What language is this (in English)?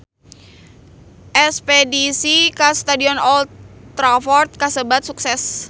Sundanese